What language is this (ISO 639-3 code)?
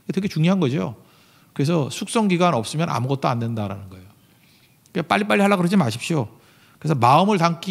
kor